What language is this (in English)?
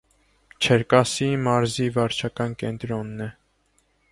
Armenian